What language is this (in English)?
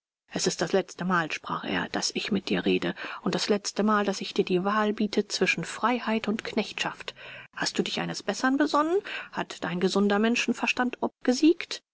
German